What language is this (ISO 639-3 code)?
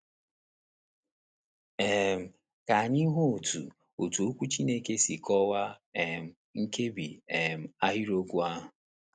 ibo